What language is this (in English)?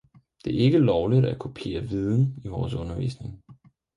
Danish